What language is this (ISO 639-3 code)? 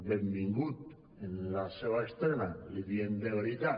cat